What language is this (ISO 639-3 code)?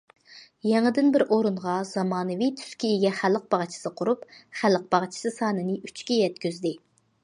uig